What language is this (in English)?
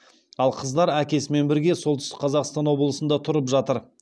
Kazakh